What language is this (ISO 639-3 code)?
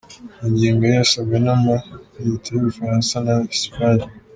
kin